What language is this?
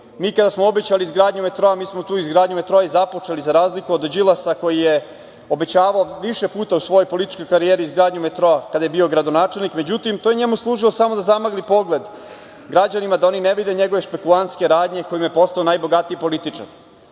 Serbian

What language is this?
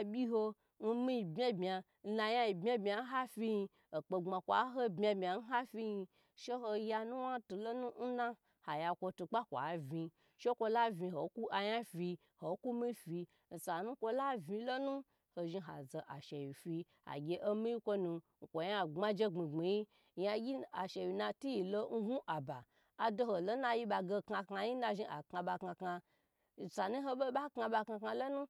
Gbagyi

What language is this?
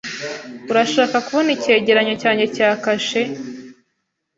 Kinyarwanda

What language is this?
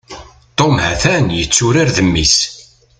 Kabyle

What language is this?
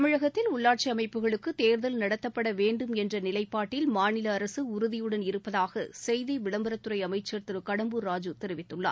Tamil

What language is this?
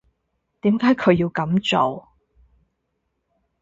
Cantonese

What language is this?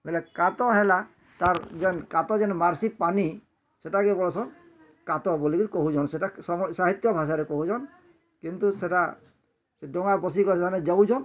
Odia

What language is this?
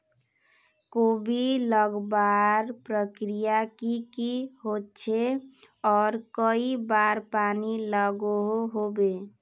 Magahi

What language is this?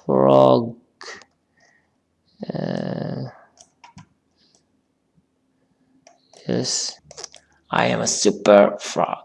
English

